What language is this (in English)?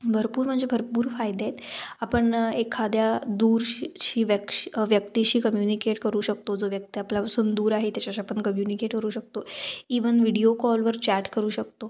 Marathi